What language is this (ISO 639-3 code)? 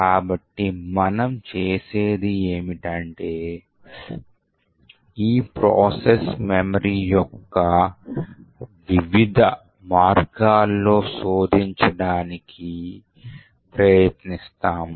tel